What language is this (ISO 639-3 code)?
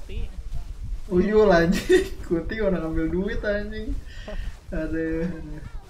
ind